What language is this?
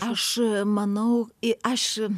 Lithuanian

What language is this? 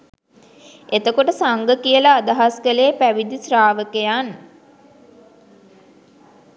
Sinhala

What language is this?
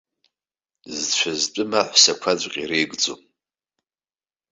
Abkhazian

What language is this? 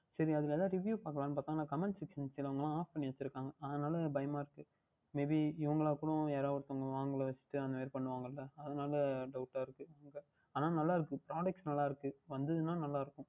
Tamil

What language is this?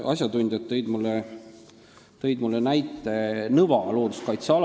Estonian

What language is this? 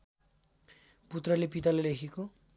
Nepali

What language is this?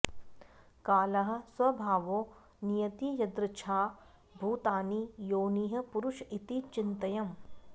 Sanskrit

